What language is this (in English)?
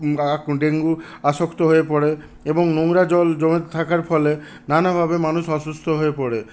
Bangla